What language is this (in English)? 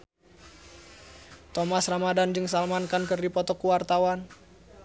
Sundanese